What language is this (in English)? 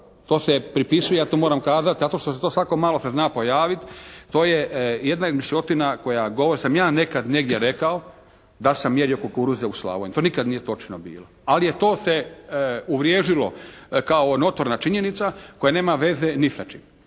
Croatian